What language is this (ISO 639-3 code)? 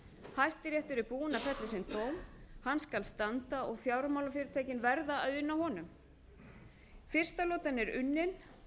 isl